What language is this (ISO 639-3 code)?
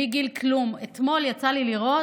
heb